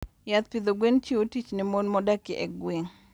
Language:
Luo (Kenya and Tanzania)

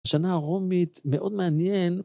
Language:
Hebrew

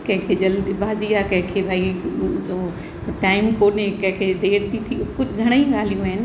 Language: Sindhi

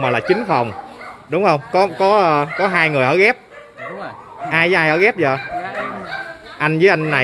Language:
Vietnamese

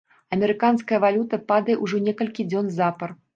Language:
Belarusian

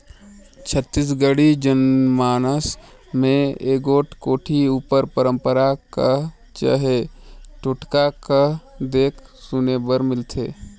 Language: Chhattisgarhi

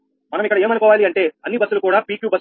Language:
Telugu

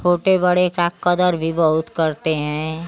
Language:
Hindi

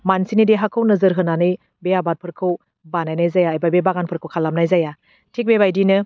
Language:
Bodo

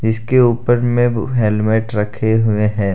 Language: Hindi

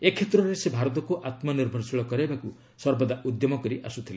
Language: Odia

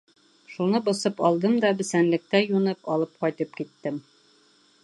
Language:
Bashkir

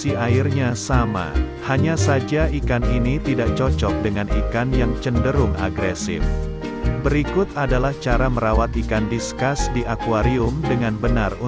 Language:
Indonesian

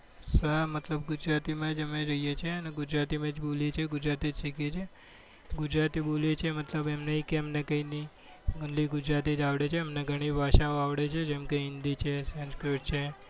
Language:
Gujarati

